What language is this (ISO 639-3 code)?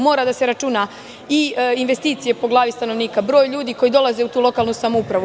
srp